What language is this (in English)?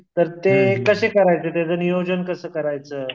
Marathi